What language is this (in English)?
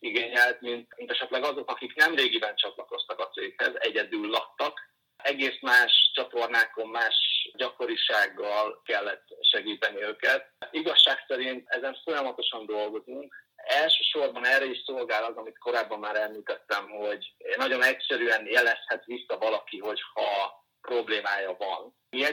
Hungarian